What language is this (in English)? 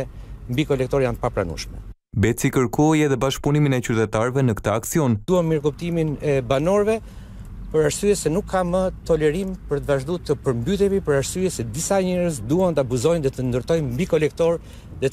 Romanian